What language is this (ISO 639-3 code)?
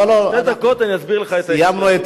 heb